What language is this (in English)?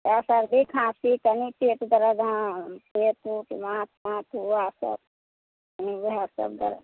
Maithili